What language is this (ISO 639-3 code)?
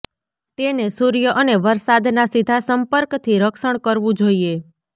guj